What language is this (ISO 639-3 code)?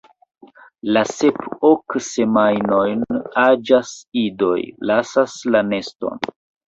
epo